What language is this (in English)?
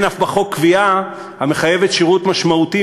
Hebrew